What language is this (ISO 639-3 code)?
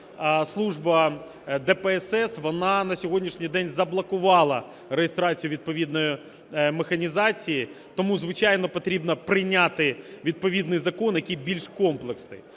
ukr